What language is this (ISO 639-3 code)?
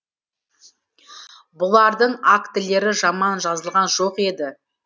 kaz